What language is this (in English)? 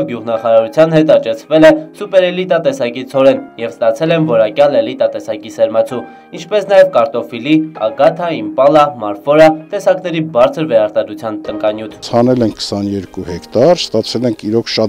Romanian